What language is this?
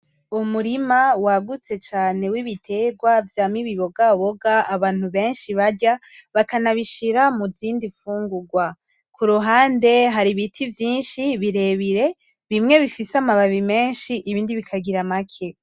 Rundi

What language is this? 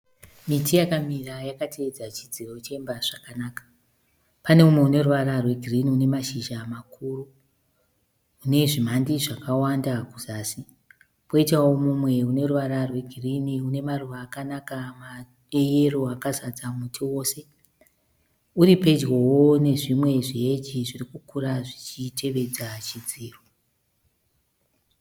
Shona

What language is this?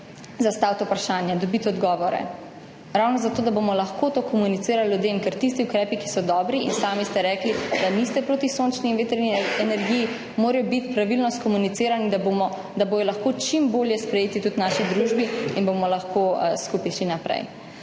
Slovenian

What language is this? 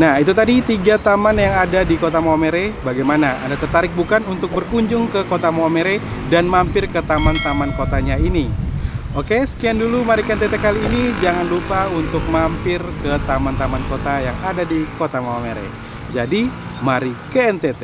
Indonesian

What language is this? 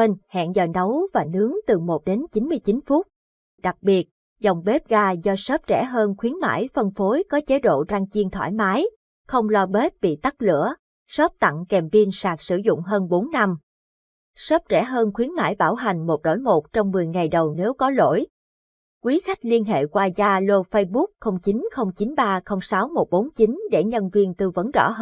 Vietnamese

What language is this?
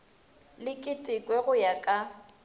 Northern Sotho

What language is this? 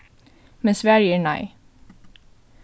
Faroese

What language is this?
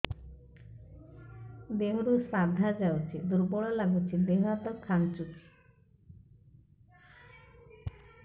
Odia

